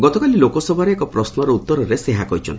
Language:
Odia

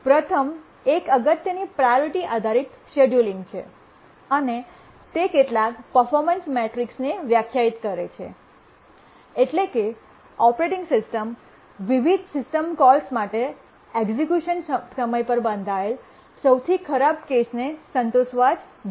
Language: Gujarati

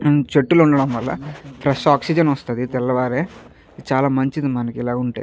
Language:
Telugu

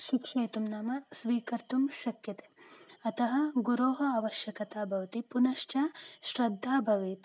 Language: Sanskrit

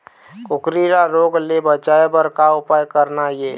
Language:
Chhattisgarhi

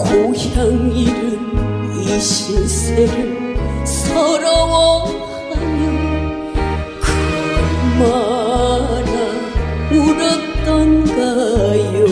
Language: Korean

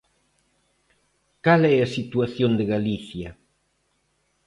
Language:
Galician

